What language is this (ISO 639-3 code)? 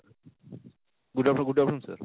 ori